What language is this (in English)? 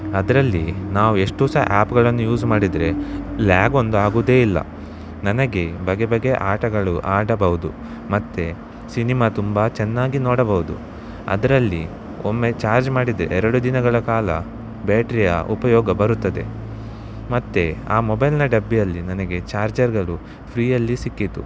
Kannada